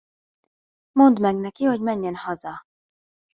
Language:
Hungarian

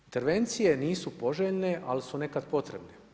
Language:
Croatian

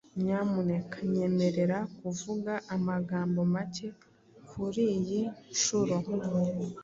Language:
Kinyarwanda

